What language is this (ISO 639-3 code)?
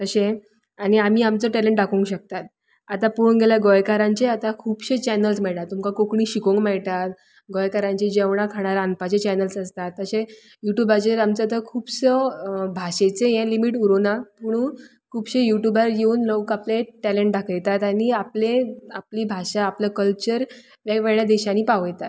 kok